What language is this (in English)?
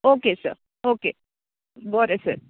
Konkani